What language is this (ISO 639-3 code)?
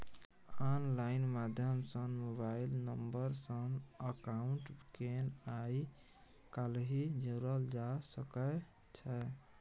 mai